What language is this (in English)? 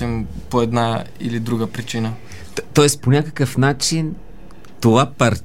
Bulgarian